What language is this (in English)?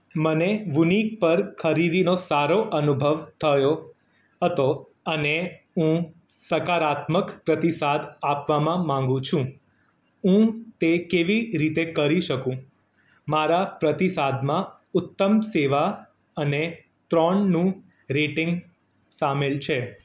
Gujarati